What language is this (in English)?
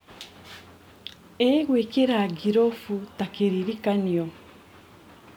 Kikuyu